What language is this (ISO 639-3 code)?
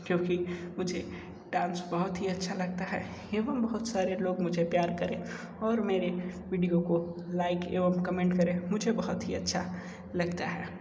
hin